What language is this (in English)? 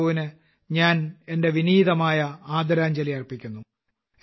Malayalam